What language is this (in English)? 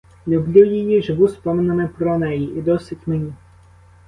Ukrainian